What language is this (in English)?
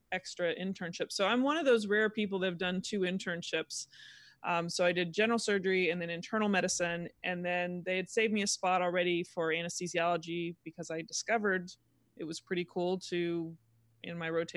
English